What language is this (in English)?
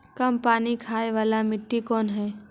Magahi